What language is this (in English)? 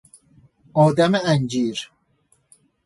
Persian